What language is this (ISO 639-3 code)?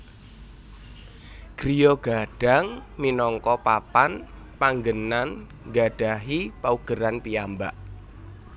jav